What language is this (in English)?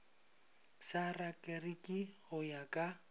Northern Sotho